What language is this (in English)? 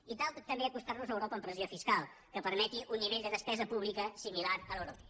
Catalan